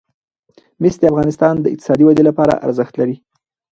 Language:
Pashto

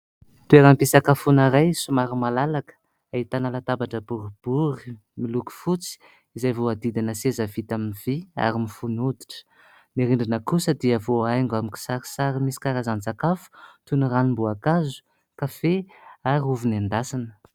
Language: Malagasy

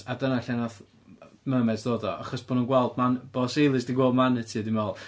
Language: Welsh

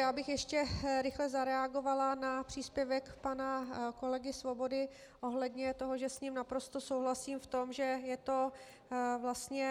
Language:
Czech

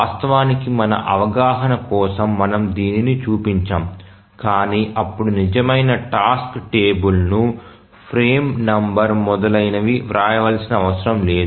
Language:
Telugu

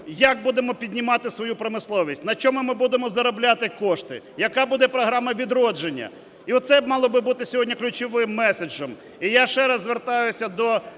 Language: Ukrainian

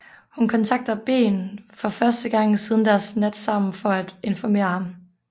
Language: Danish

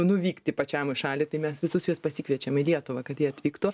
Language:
Lithuanian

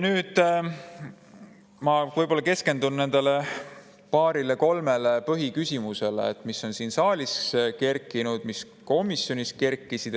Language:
Estonian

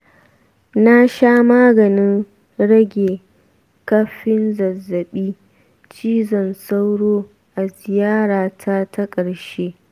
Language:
Hausa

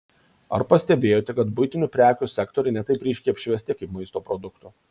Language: Lithuanian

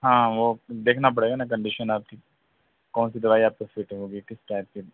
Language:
Urdu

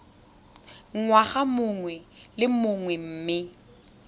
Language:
Tswana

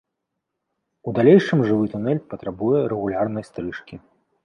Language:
Belarusian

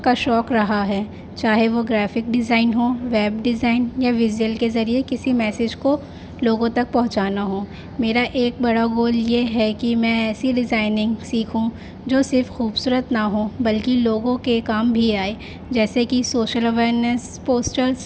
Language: Urdu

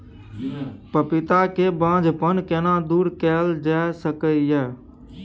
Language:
Maithili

